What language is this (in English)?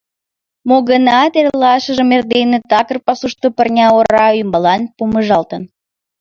Mari